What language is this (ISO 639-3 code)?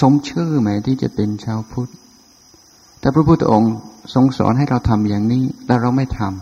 tha